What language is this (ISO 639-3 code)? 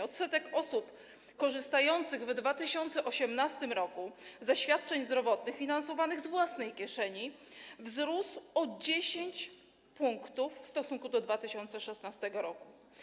pol